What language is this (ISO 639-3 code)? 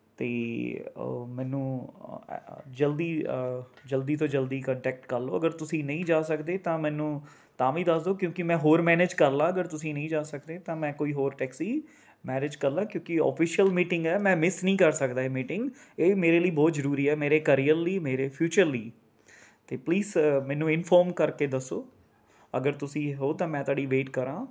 pan